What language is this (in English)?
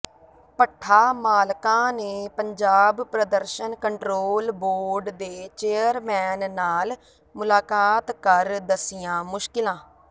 Punjabi